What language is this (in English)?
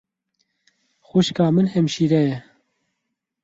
Kurdish